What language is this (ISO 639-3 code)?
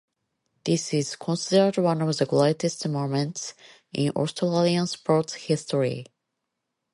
eng